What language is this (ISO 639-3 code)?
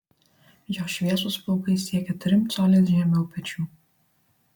lit